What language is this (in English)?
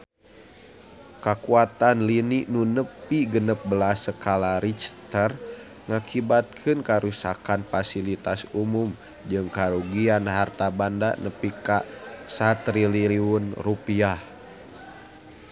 Sundanese